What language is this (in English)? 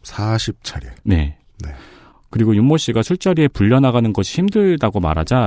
Korean